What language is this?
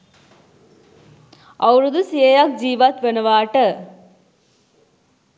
Sinhala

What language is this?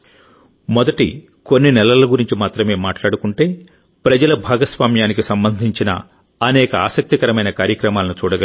Telugu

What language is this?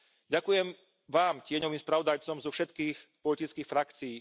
Slovak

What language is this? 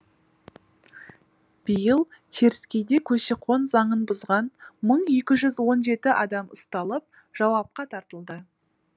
Kazakh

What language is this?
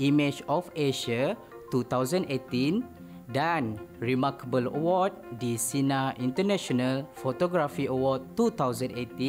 Malay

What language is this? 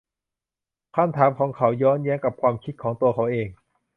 Thai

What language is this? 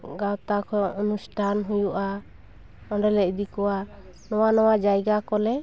Santali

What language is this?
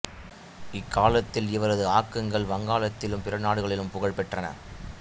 Tamil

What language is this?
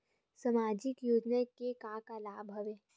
Chhattisgarhi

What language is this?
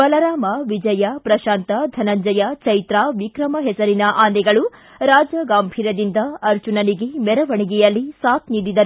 Kannada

